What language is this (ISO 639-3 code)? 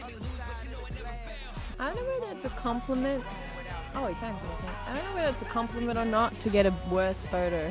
eng